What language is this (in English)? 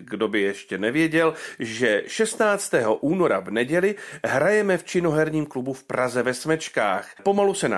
Czech